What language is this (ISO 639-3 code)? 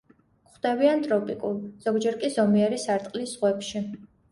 kat